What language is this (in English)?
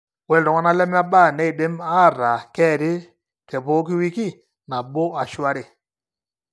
Masai